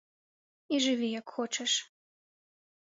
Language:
Belarusian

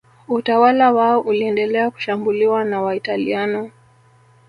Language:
Swahili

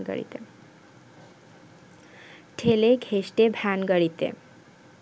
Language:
Bangla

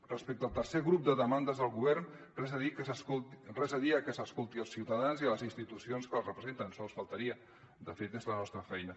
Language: Catalan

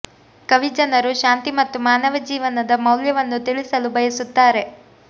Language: Kannada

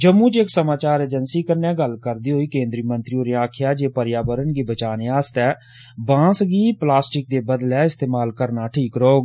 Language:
Dogri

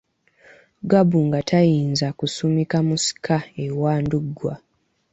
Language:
Ganda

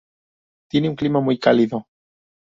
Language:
Spanish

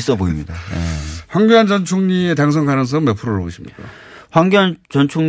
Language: Korean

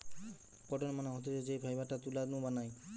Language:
Bangla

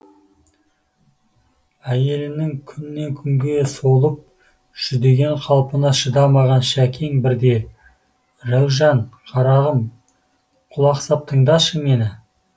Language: Kazakh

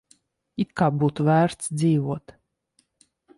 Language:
Latvian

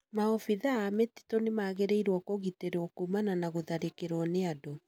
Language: Kikuyu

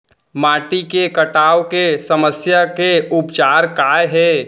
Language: Chhattisgarhi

